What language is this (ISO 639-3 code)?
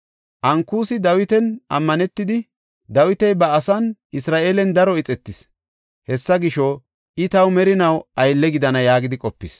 gof